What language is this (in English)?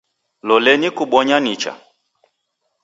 Taita